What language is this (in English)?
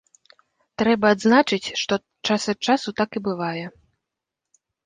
Belarusian